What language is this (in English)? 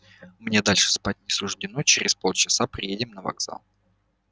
Russian